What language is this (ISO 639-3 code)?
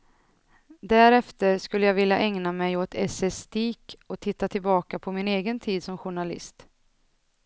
swe